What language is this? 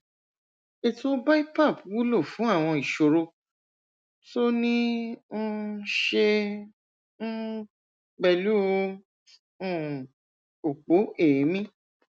Yoruba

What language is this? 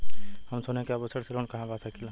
Bhojpuri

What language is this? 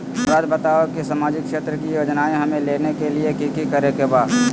Magahi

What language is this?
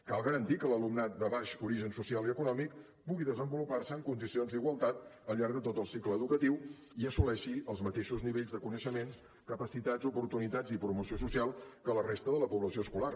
Catalan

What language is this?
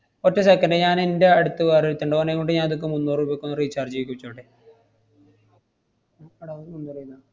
Malayalam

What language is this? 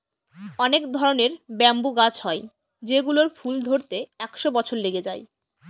Bangla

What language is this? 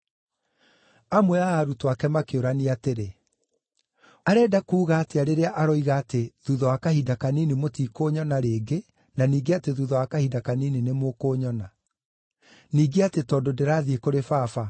Kikuyu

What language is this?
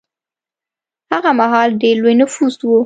Pashto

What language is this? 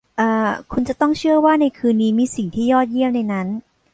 Thai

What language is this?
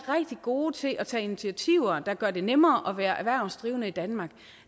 Danish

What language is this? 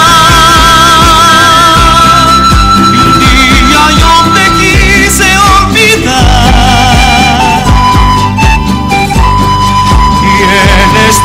Romanian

